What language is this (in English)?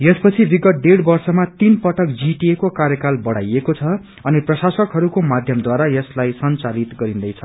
Nepali